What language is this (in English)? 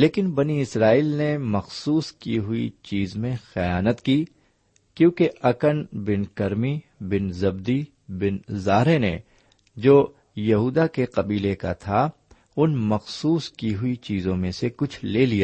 Urdu